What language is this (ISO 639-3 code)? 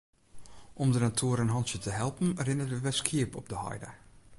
fry